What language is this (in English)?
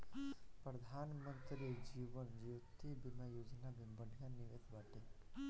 Bhojpuri